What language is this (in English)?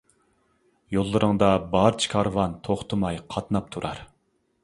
Uyghur